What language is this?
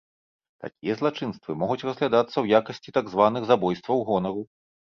Belarusian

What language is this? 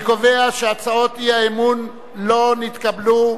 Hebrew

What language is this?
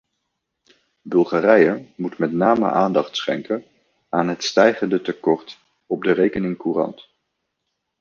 Dutch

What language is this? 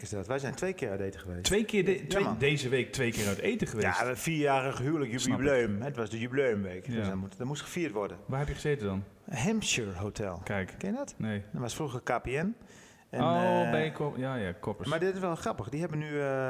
Dutch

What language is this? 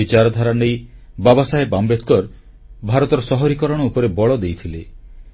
Odia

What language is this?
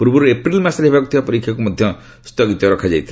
Odia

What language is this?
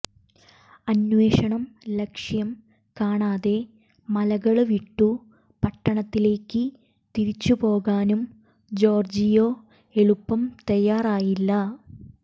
Malayalam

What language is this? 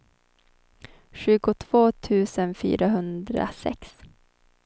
Swedish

